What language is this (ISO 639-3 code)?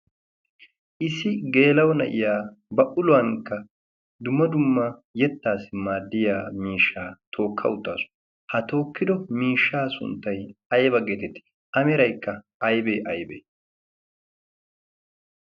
wal